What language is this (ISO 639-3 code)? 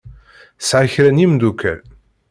kab